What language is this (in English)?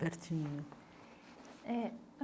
Portuguese